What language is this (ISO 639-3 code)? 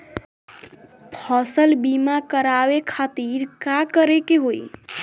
bho